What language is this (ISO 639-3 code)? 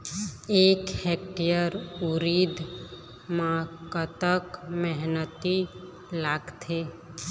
hne